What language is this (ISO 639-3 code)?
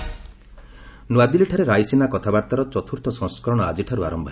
ori